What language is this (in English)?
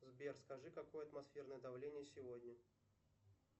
Russian